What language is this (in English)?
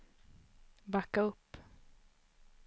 Swedish